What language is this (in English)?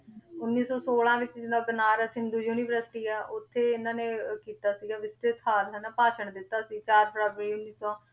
Punjabi